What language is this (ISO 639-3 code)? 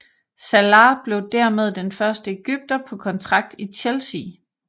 dan